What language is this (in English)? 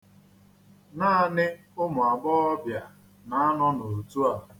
Igbo